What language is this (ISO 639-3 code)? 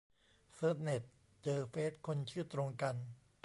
tha